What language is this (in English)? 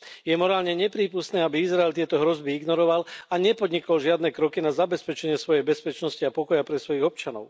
Slovak